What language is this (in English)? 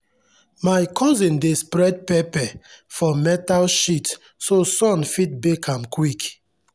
Nigerian Pidgin